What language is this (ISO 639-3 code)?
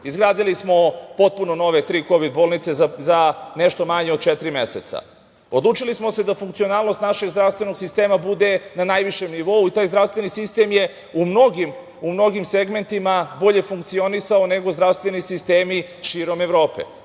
srp